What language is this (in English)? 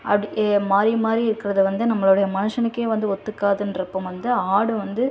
Tamil